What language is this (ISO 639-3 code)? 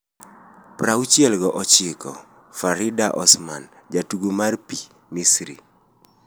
luo